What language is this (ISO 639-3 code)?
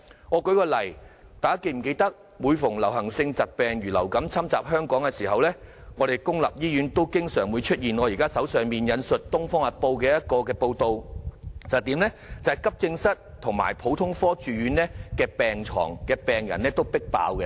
yue